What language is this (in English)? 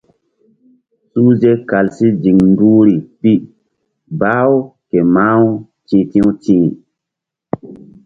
Mbum